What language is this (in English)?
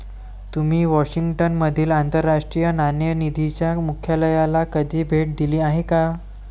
Marathi